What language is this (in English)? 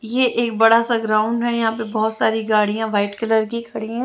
Hindi